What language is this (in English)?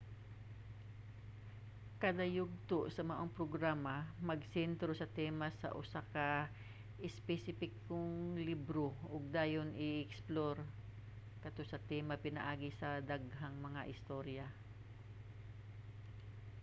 Cebuano